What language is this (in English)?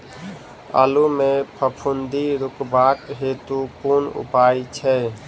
Maithili